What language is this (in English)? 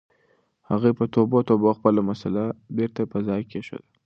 Pashto